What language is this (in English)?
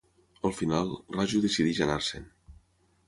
Catalan